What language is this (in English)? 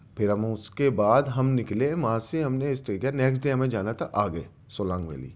Urdu